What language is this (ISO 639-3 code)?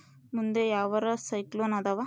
kan